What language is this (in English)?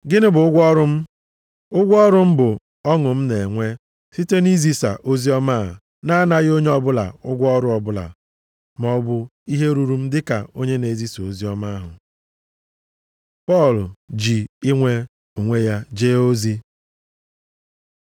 Igbo